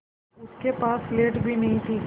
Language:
Hindi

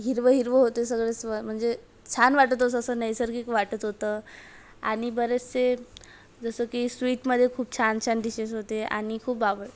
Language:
Marathi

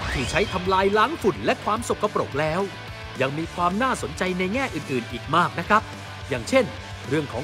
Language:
Thai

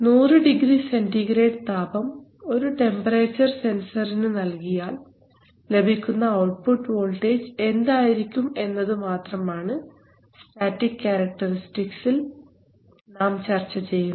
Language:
Malayalam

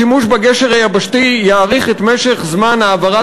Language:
Hebrew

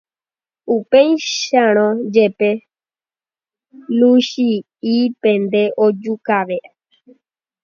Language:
Guarani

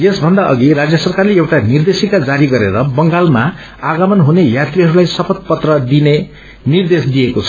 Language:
Nepali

